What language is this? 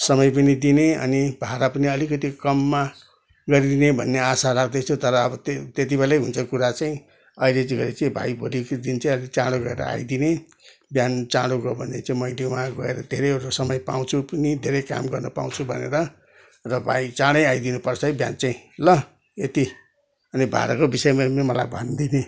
Nepali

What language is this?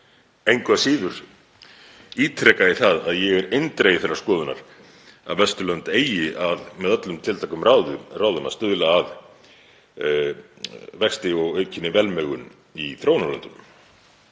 Icelandic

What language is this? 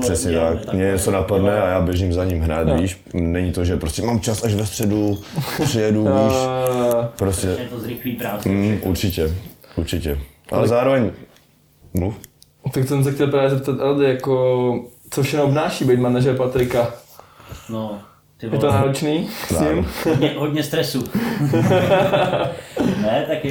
Czech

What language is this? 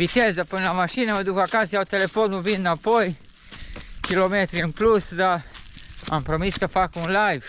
Romanian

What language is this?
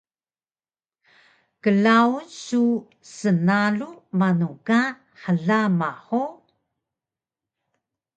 Taroko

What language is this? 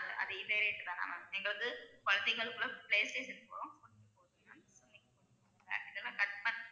Tamil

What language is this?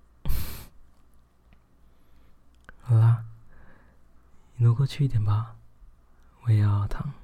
Chinese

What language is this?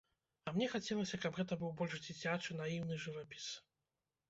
Belarusian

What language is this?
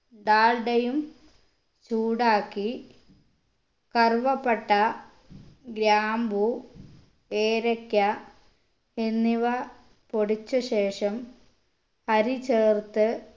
Malayalam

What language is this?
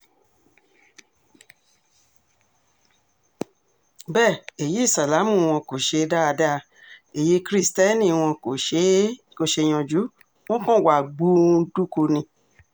Yoruba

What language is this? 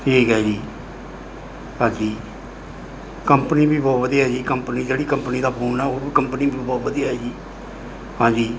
Punjabi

